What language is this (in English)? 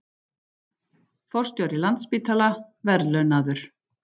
Icelandic